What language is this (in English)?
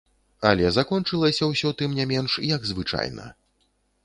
Belarusian